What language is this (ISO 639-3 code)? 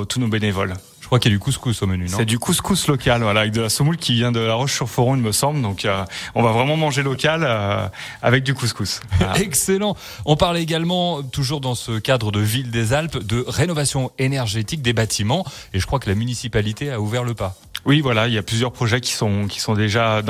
fra